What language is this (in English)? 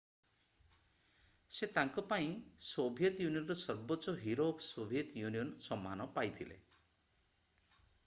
Odia